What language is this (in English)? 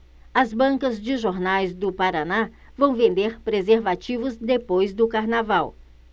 Portuguese